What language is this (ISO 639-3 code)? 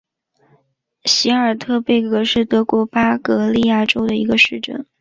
zho